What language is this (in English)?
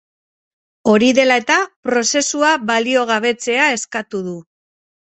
Basque